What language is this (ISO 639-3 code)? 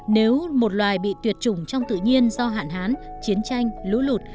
vie